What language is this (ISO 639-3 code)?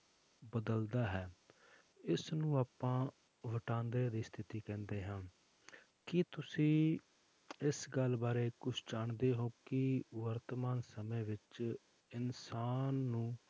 pan